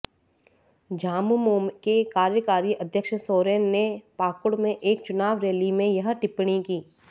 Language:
Hindi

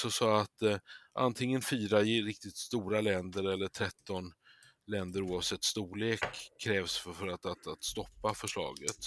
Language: Swedish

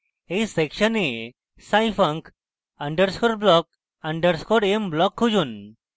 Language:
Bangla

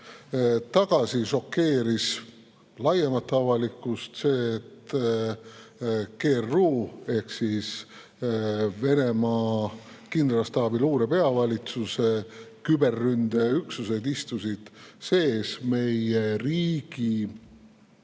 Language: Estonian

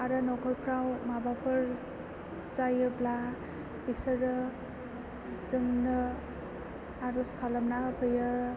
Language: Bodo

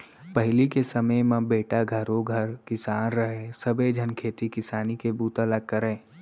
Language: Chhattisgarhi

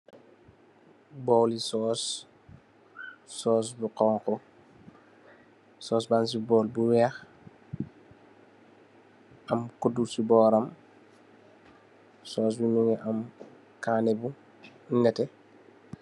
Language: Wolof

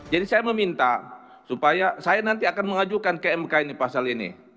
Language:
Indonesian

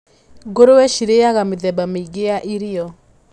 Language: Kikuyu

